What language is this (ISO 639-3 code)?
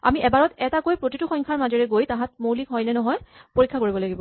asm